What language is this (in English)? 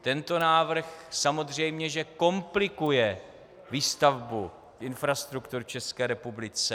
Czech